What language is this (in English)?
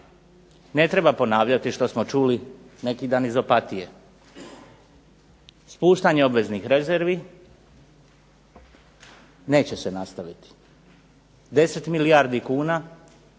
Croatian